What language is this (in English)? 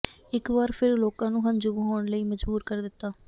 Punjabi